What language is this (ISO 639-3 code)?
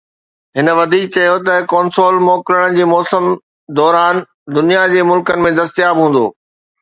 snd